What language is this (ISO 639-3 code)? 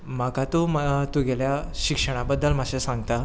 kok